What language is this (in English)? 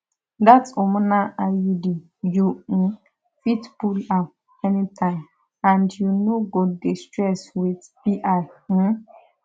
Nigerian Pidgin